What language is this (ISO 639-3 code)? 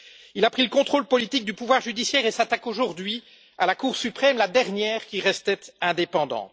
fra